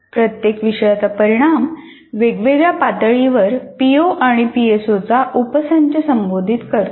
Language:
Marathi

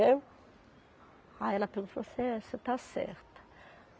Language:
Portuguese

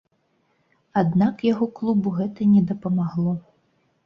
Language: Belarusian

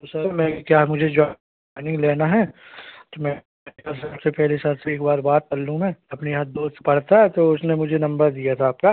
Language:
Hindi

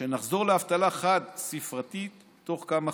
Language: Hebrew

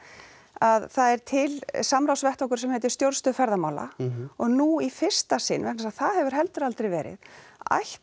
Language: Icelandic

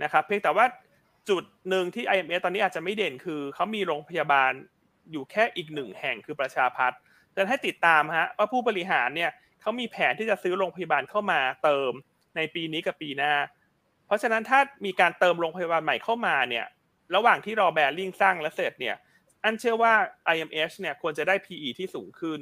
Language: Thai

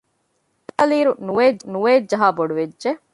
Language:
Divehi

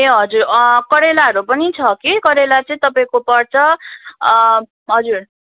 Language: Nepali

